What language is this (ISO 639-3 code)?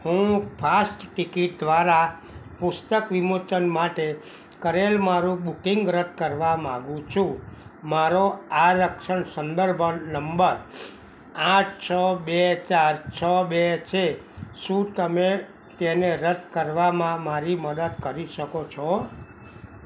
guj